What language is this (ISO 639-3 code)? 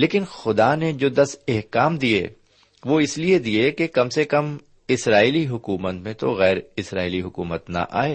urd